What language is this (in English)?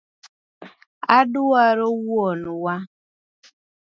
Luo (Kenya and Tanzania)